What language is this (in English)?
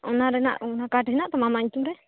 Santali